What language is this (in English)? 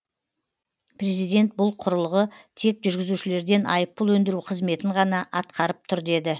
Kazakh